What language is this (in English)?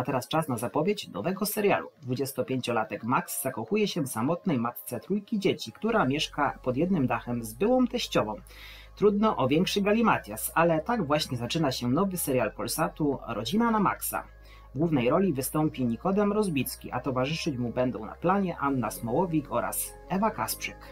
Polish